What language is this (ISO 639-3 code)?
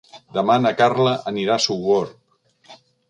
cat